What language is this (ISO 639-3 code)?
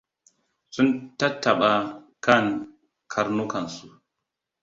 hau